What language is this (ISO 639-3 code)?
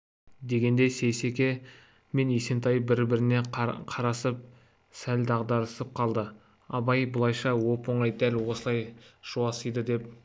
kaz